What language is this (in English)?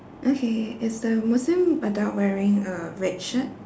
English